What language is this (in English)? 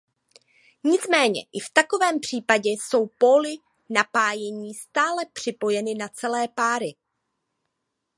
Czech